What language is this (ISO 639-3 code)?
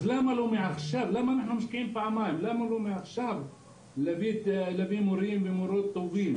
heb